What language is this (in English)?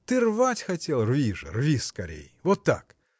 Russian